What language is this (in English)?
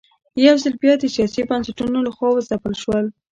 Pashto